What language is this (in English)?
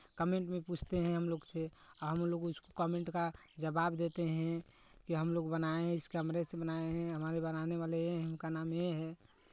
Hindi